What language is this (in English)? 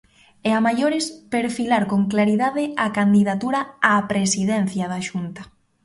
Galician